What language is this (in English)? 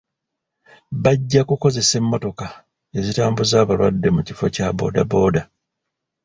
Ganda